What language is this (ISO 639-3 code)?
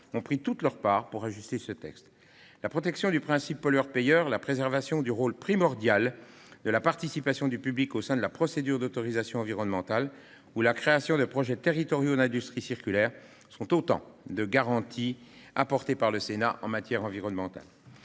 fra